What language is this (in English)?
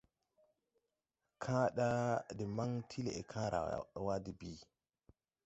Tupuri